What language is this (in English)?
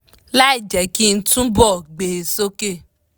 Yoruba